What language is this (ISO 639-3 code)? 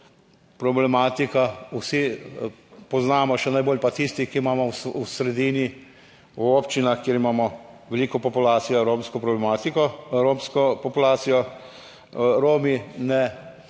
slv